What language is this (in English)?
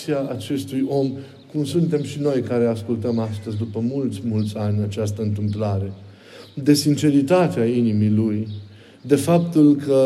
Romanian